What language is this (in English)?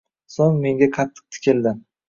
Uzbek